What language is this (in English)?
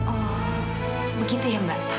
Indonesian